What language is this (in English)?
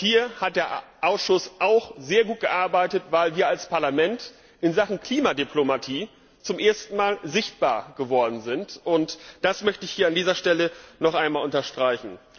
German